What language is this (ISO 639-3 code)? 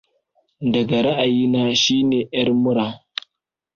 hau